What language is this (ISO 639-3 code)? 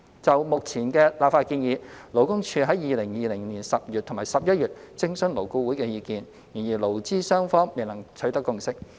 yue